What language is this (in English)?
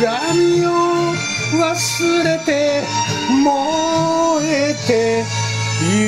Japanese